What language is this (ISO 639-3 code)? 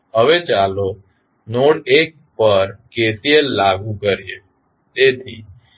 guj